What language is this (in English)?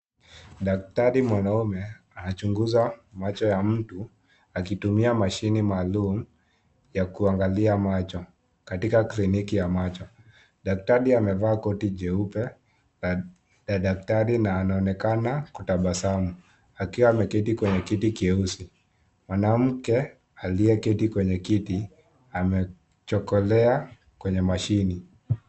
Swahili